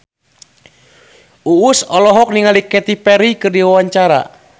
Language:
Sundanese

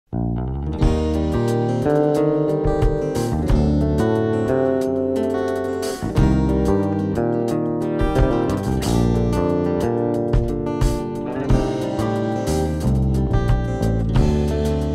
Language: Russian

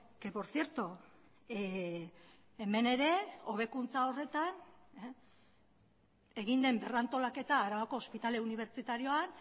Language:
Basque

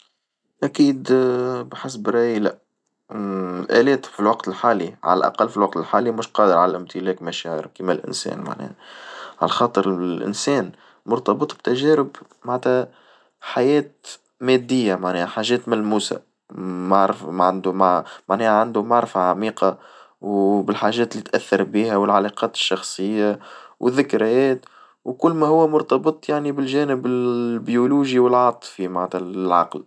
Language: Tunisian Arabic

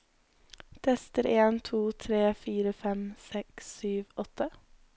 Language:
Norwegian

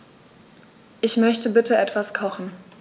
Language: German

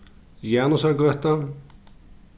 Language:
Faroese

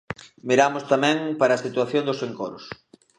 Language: Galician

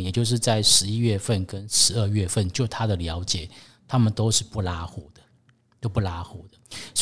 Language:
Chinese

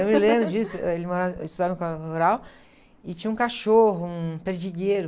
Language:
Portuguese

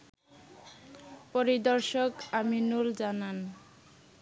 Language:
Bangla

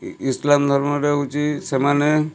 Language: Odia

